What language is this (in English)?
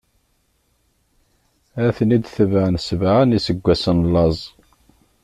Kabyle